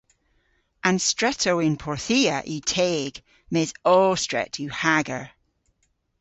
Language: Cornish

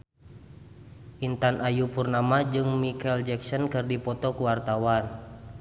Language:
Sundanese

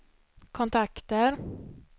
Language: Swedish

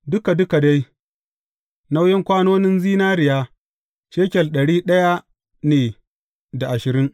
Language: Hausa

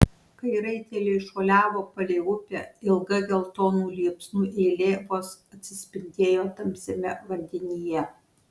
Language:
Lithuanian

